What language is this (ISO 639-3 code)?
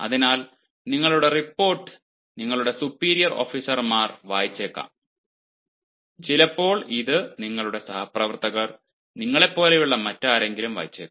mal